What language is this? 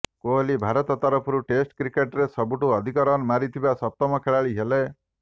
Odia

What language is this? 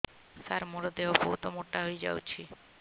Odia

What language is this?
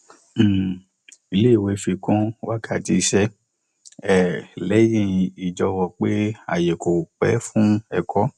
Yoruba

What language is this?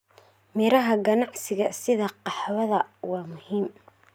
Somali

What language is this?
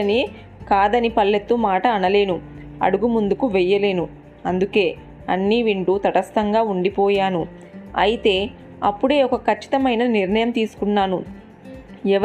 Telugu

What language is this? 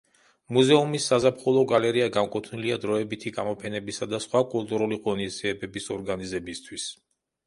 Georgian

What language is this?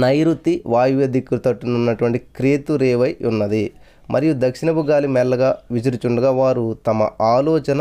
Telugu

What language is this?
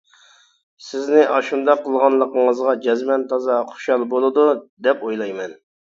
Uyghur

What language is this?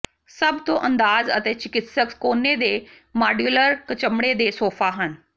Punjabi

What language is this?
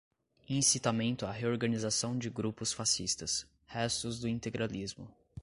Portuguese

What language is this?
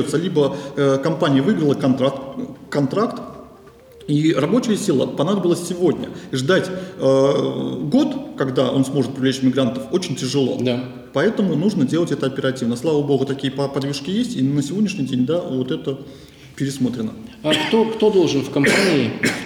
Russian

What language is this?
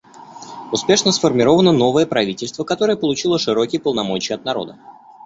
Russian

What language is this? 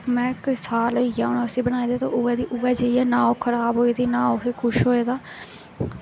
Dogri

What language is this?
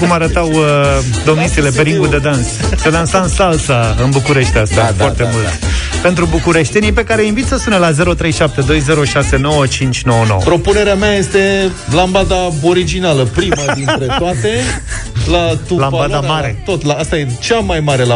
Romanian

